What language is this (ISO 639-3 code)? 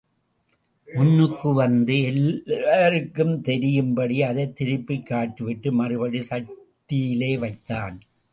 tam